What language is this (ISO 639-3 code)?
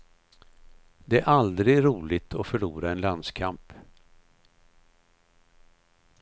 swe